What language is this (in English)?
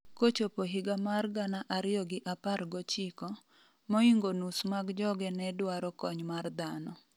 Luo (Kenya and Tanzania)